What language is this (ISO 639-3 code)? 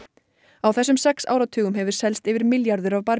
isl